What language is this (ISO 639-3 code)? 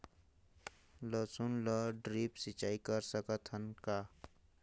hne